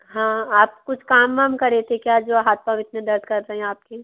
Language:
Hindi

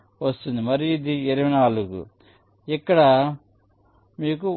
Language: Telugu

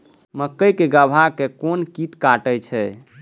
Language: Maithili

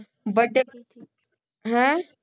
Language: Punjabi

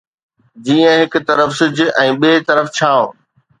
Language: Sindhi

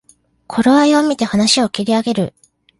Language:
Japanese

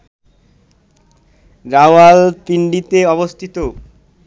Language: Bangla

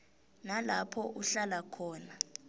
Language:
South Ndebele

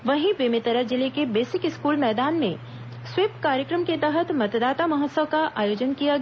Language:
Hindi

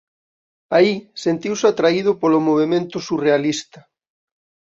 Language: Galician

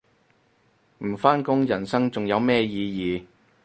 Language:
Cantonese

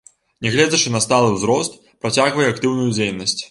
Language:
Belarusian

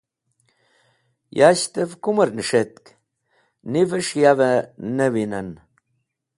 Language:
Wakhi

